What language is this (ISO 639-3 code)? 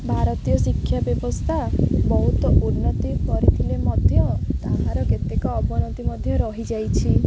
ori